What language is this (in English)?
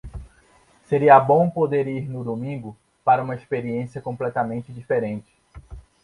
Portuguese